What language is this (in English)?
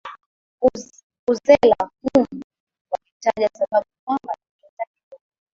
Swahili